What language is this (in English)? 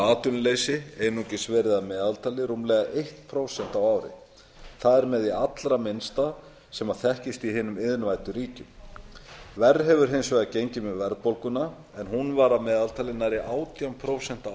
Icelandic